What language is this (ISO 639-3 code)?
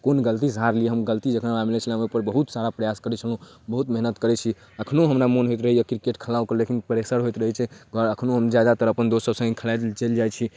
mai